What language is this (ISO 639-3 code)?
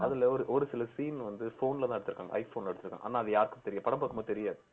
tam